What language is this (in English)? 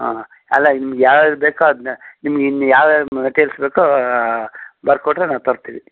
Kannada